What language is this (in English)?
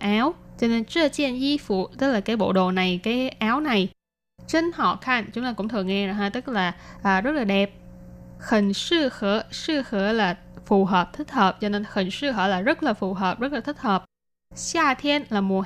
Vietnamese